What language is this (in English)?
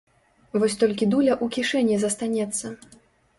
Belarusian